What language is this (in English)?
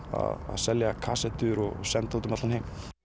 Icelandic